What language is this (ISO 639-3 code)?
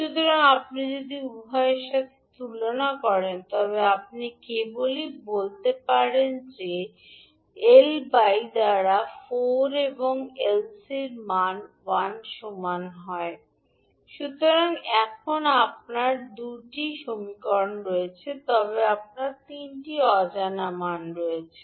ben